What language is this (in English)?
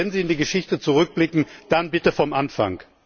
German